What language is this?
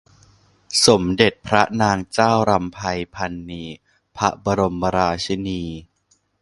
Thai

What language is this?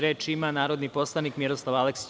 Serbian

